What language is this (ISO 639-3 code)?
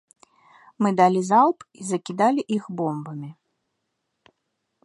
bel